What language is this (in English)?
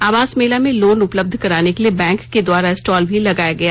Hindi